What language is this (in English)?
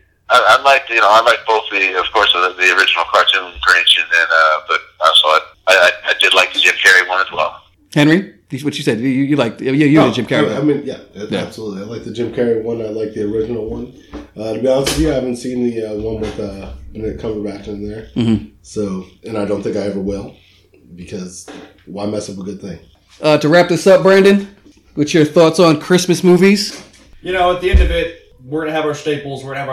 English